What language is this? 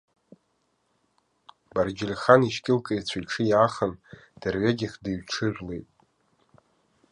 Abkhazian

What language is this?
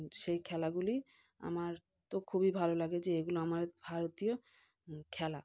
Bangla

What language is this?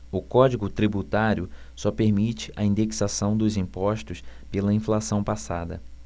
Portuguese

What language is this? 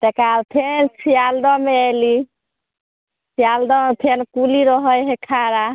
Maithili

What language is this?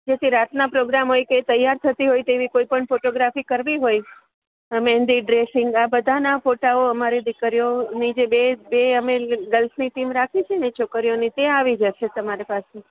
Gujarati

